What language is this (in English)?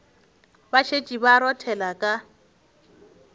Northern Sotho